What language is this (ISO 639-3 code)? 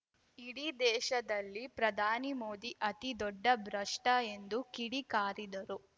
kan